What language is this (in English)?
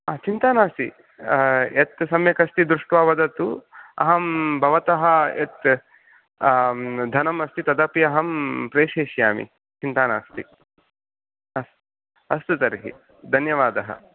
Sanskrit